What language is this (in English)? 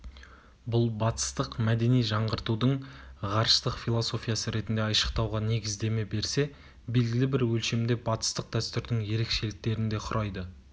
Kazakh